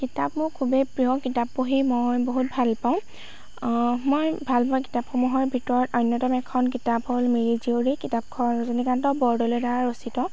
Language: Assamese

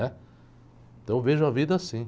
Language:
Portuguese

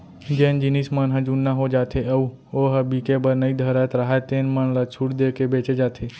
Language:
Chhattisgarhi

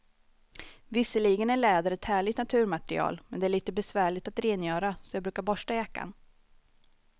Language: Swedish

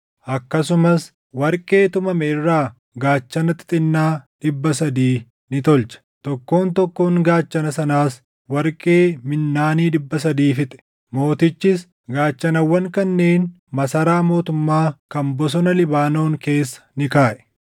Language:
Oromo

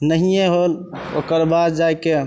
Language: Maithili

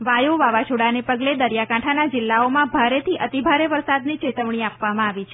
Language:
Gujarati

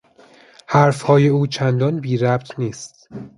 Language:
Persian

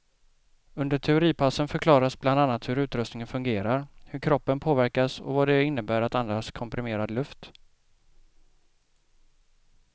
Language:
Swedish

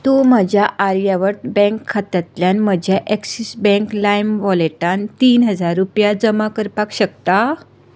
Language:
Konkani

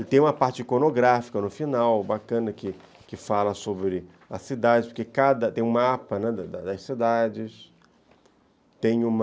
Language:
Portuguese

